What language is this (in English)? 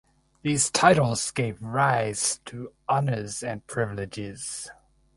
English